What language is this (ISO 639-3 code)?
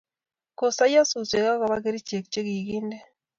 kln